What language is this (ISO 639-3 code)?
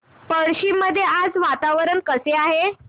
mar